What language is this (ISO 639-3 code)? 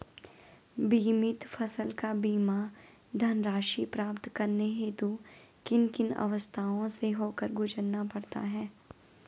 hin